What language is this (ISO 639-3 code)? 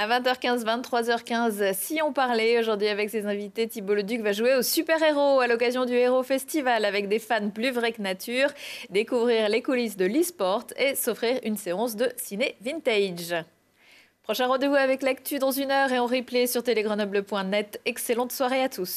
fra